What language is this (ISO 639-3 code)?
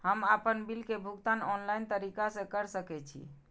mai